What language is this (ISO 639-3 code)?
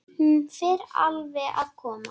isl